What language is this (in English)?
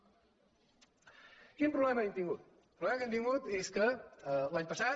Catalan